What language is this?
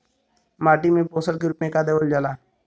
Bhojpuri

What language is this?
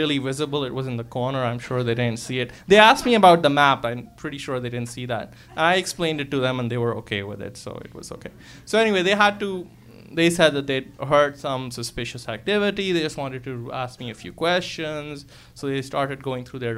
English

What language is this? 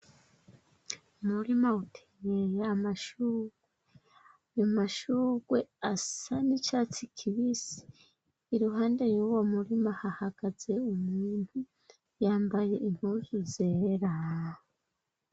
Rundi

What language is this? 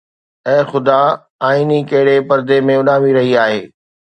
Sindhi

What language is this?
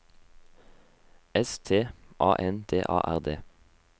Norwegian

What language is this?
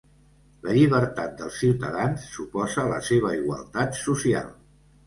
Catalan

